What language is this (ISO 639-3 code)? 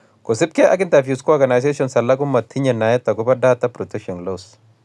kln